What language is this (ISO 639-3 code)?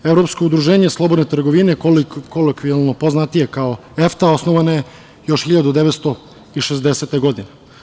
srp